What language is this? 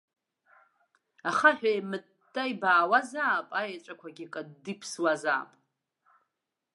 Abkhazian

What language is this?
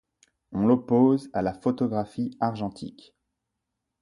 French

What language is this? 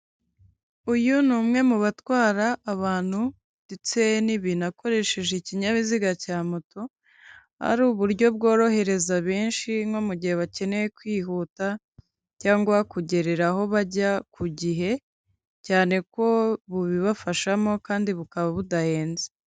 Kinyarwanda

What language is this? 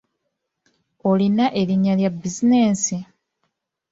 Ganda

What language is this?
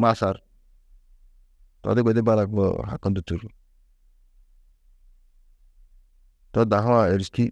Tedaga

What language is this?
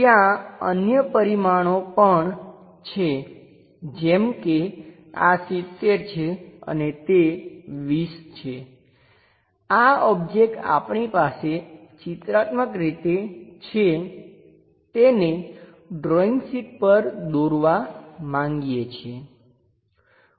Gujarati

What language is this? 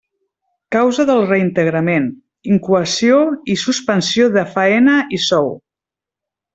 Catalan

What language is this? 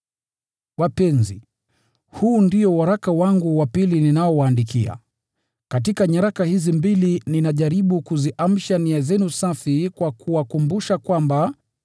Swahili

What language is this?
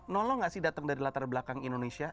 Indonesian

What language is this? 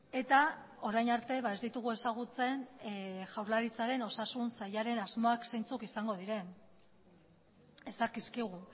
Basque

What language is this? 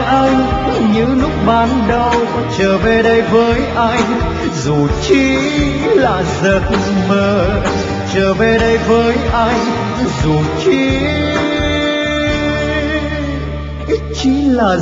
Vietnamese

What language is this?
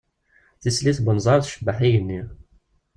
Kabyle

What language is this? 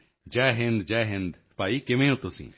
Punjabi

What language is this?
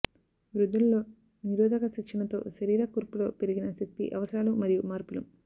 Telugu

